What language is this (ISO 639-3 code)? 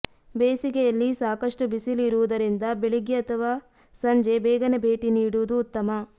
kan